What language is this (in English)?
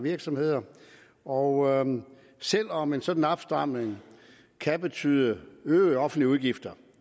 Danish